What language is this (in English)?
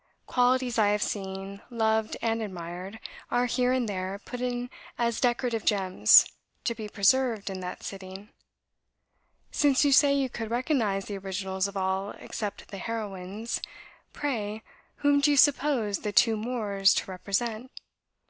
English